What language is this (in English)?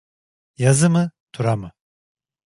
Turkish